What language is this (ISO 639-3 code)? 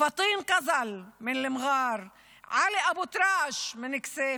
heb